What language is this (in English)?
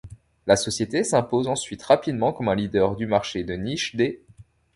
French